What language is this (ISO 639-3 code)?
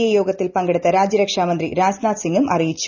mal